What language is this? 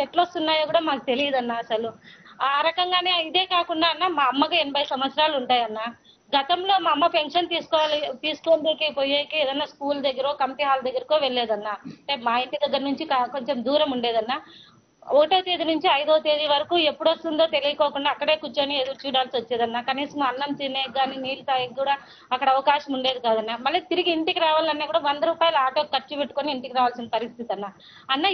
Telugu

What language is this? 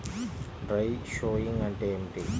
Telugu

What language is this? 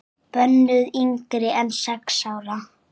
Icelandic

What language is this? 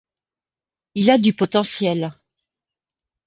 French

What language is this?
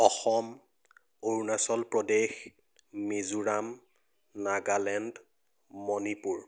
Assamese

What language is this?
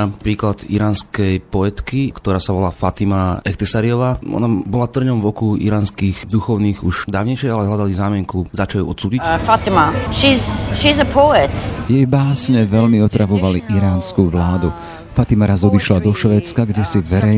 Slovak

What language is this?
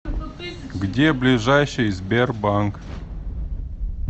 Russian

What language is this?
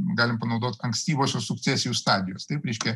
Lithuanian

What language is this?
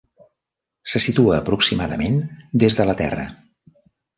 Catalan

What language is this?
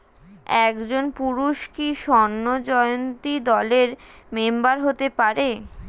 Bangla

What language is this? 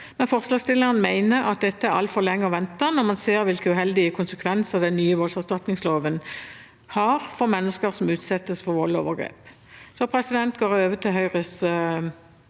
Norwegian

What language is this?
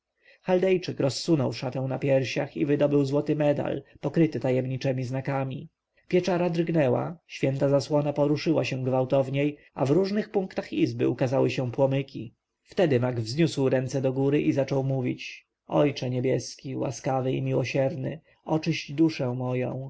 Polish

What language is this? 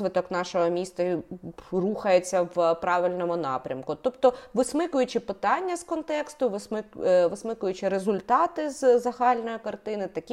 Ukrainian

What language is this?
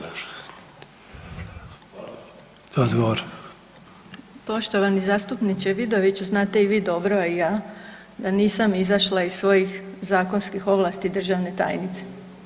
Croatian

